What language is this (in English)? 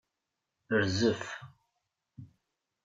Kabyle